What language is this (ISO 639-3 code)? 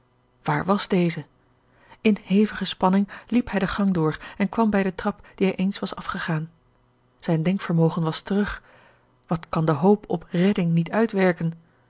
nld